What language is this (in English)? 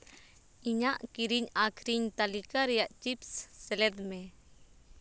Santali